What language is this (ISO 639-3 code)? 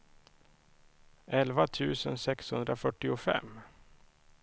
swe